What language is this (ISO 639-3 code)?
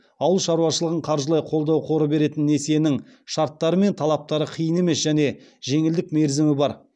kaz